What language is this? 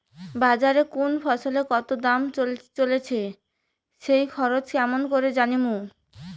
Bangla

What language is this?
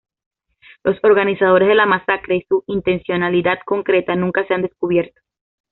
Spanish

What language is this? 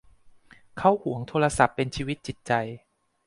Thai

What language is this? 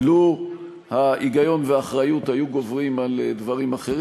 Hebrew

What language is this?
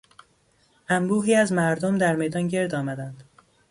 Persian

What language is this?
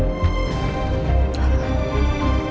Indonesian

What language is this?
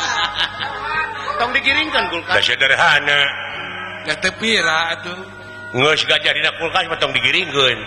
Indonesian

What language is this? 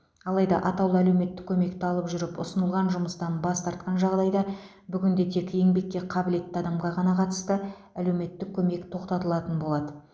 Kazakh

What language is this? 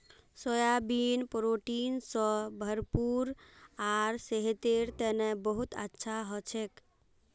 Magahi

